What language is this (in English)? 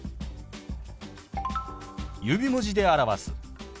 Japanese